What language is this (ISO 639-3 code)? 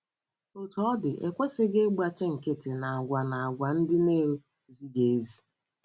ibo